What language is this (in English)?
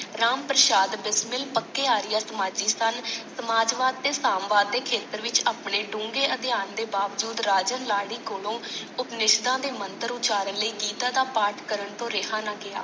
Punjabi